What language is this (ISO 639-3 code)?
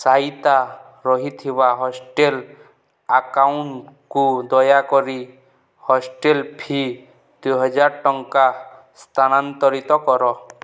ori